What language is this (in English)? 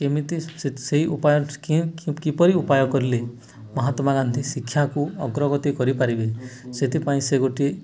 Odia